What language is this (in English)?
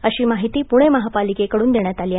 Marathi